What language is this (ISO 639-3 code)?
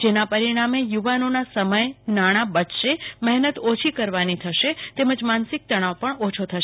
guj